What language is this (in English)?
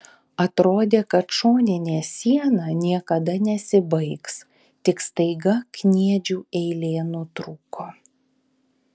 Lithuanian